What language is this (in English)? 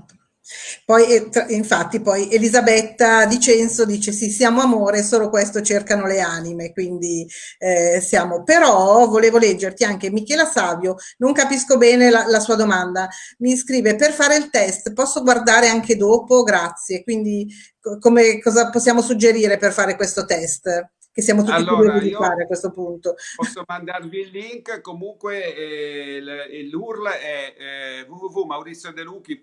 Italian